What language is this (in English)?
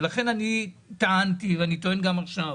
Hebrew